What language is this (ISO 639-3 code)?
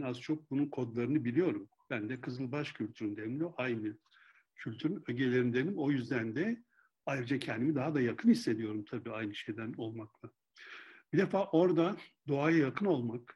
tur